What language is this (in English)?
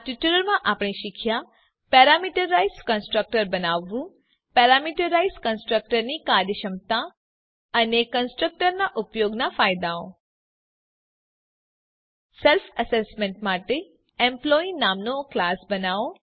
Gujarati